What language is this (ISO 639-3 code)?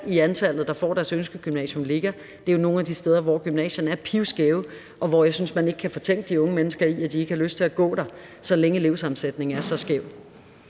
dan